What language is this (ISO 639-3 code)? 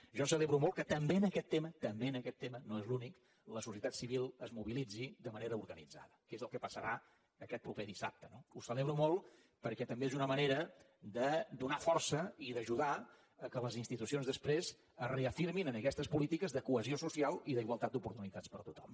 cat